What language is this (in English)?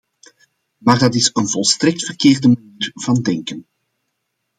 Dutch